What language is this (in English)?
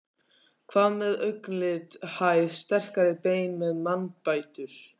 Icelandic